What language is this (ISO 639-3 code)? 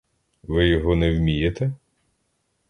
ukr